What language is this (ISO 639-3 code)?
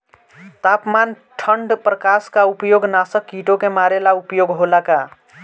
bho